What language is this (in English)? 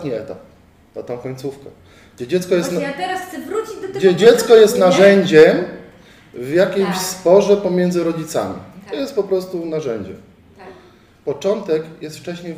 Polish